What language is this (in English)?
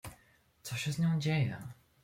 Polish